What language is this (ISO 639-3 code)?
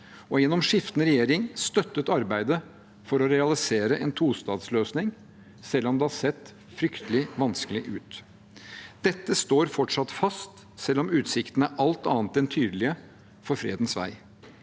nor